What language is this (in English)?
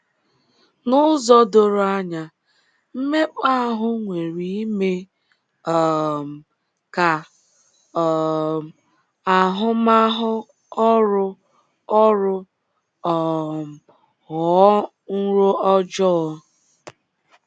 Igbo